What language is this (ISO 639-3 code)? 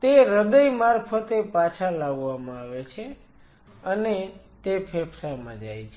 guj